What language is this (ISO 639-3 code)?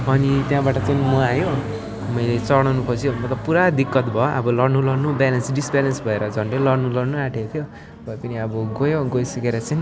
nep